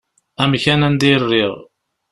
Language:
Kabyle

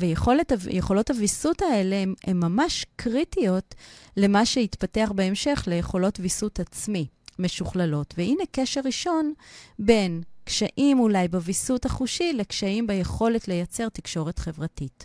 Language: Hebrew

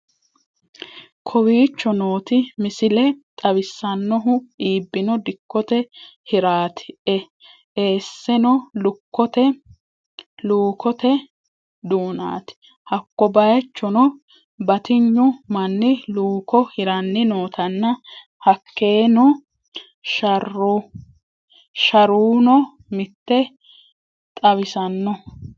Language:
Sidamo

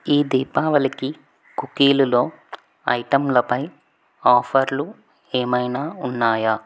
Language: Telugu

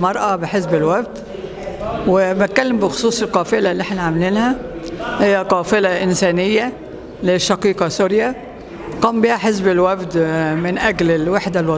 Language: Arabic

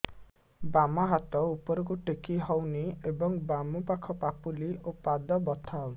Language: Odia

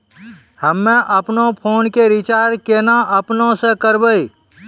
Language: Maithili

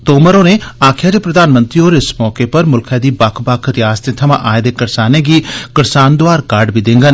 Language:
Dogri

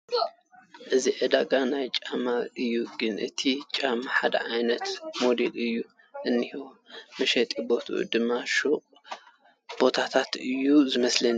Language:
Tigrinya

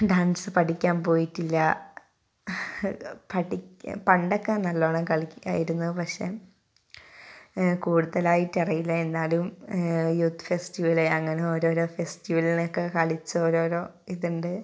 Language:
Malayalam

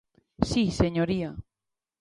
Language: Galician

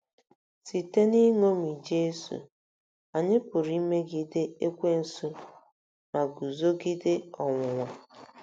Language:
Igbo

